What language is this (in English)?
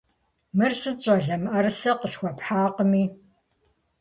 Kabardian